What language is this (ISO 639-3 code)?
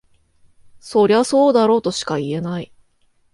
jpn